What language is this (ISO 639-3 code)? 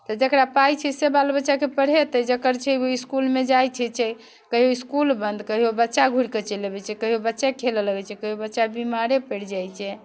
mai